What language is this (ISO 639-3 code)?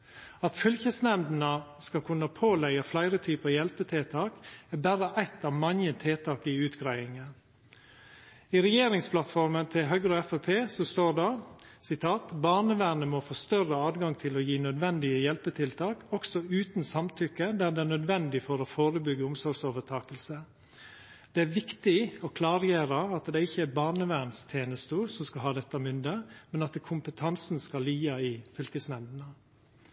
nno